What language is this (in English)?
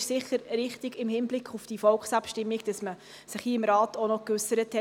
Swiss German